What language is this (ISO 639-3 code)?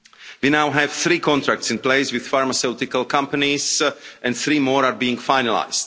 eng